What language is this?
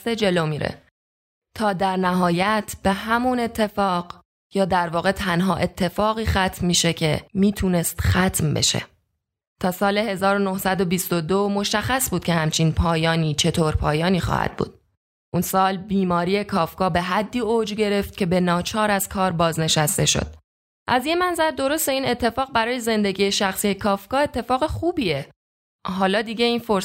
Persian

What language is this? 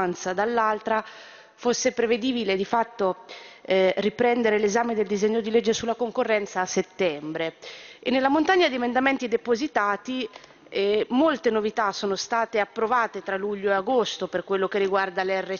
Italian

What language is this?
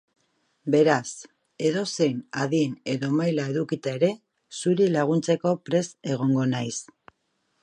Basque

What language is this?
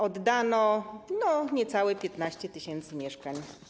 Polish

